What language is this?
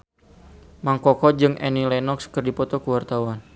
Sundanese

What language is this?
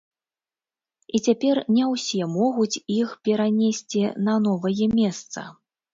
Belarusian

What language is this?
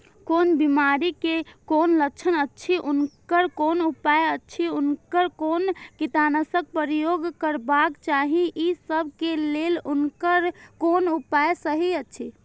Maithili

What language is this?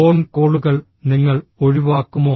Malayalam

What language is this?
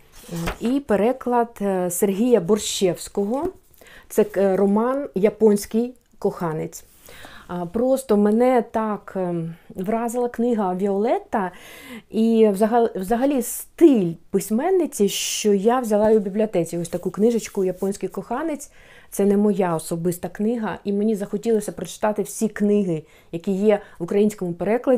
Ukrainian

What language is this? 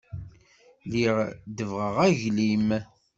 Kabyle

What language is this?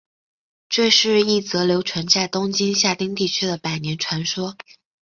Chinese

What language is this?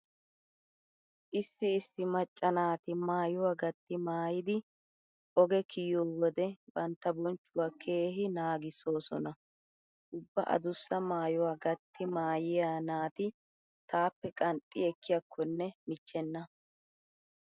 Wolaytta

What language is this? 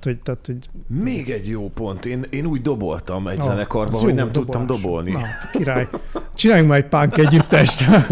Hungarian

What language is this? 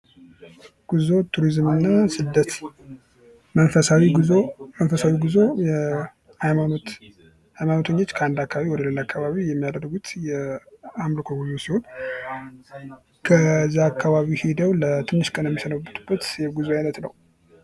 Amharic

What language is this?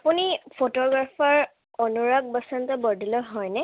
Assamese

